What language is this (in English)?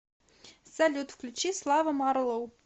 Russian